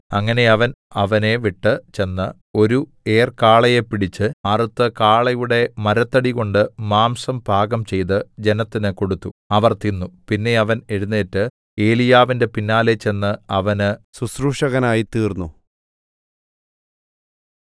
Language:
Malayalam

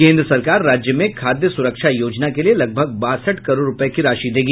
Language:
Hindi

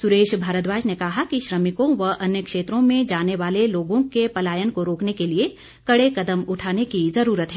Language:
Hindi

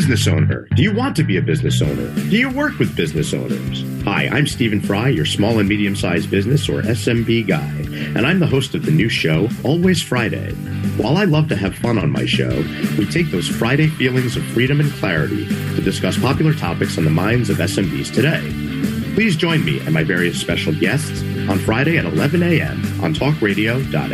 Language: English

